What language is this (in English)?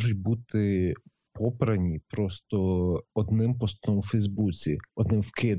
Ukrainian